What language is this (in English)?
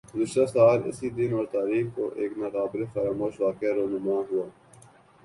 Urdu